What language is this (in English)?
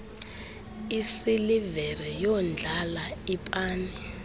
Xhosa